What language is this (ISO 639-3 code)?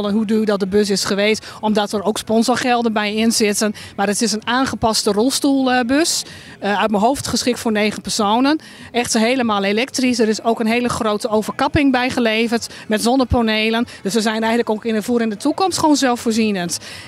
nld